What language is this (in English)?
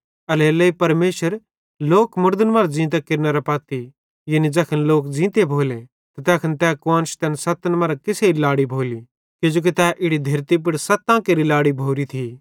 Bhadrawahi